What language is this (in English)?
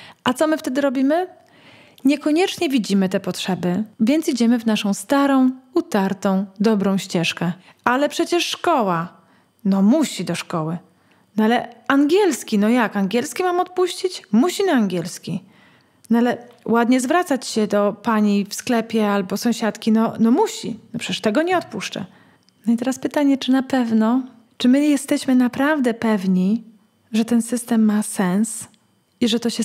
Polish